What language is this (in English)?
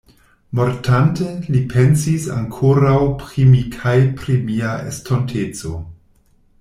Esperanto